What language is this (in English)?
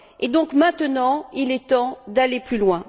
French